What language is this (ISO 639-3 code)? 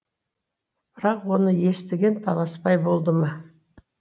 kaz